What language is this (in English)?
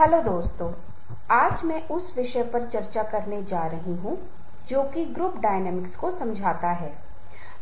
Hindi